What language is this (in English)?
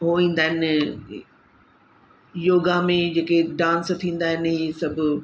Sindhi